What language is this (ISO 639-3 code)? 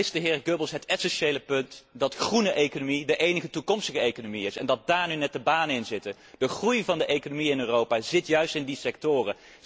nld